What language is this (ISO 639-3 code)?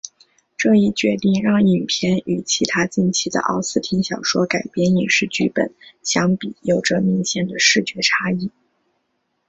zho